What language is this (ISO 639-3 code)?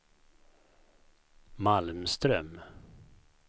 swe